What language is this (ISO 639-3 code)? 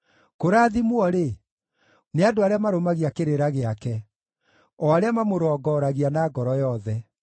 kik